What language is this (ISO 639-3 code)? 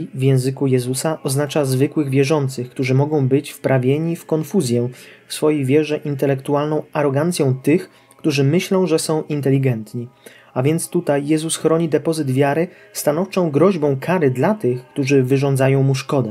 pol